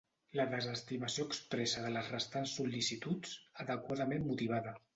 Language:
Catalan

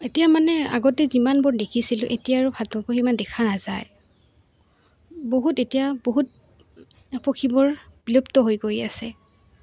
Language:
Assamese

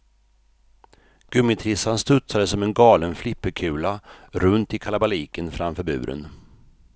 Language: Swedish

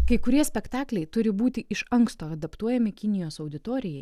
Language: Lithuanian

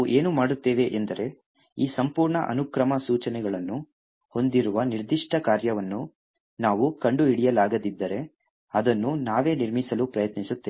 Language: Kannada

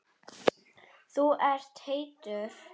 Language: Icelandic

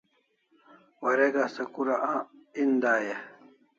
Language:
Kalasha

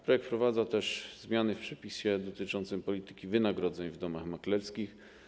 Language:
Polish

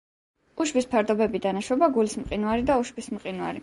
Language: Georgian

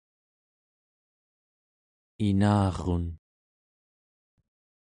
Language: Central Yupik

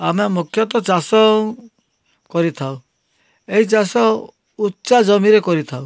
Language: Odia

